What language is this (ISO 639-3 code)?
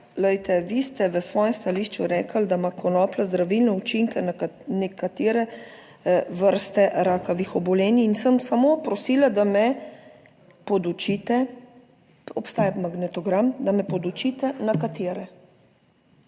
slv